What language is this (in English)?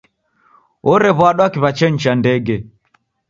Taita